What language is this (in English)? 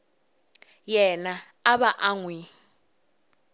Tsonga